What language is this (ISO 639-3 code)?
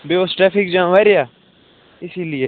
kas